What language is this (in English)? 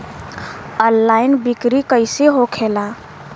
Bhojpuri